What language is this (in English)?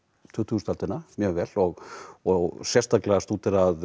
Icelandic